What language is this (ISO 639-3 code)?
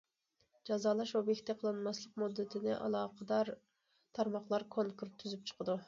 uig